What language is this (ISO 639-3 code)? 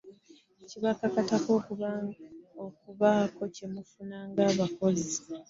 lug